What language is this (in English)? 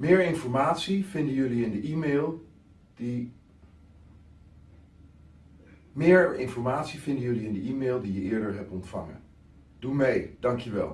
Dutch